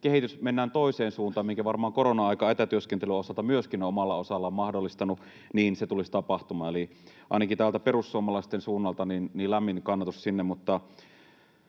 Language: Finnish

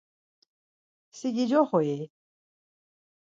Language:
Laz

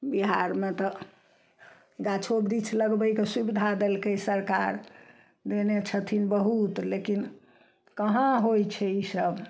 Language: Maithili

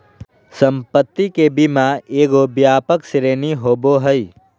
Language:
Magahi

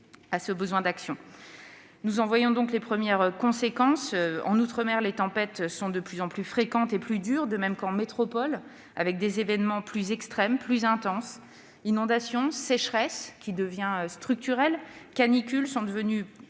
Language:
French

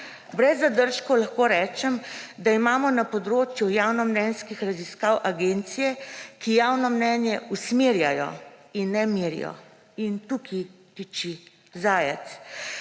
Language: Slovenian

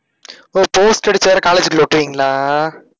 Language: Tamil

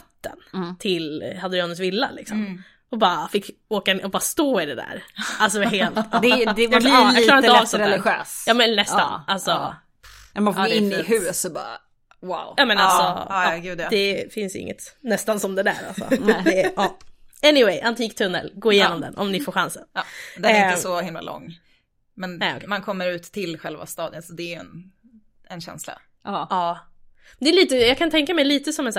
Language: Swedish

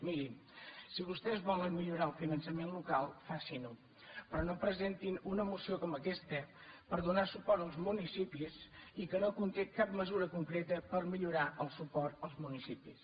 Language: Catalan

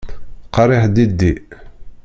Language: Kabyle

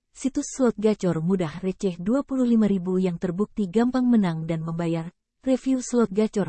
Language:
Indonesian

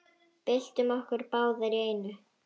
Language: Icelandic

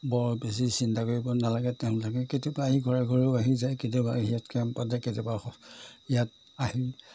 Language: Assamese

